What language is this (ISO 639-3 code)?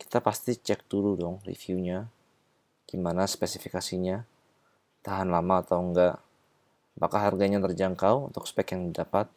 ind